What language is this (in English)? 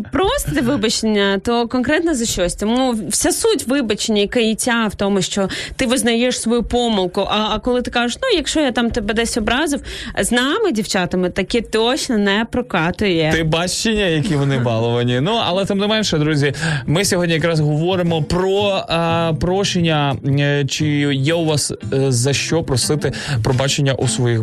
Ukrainian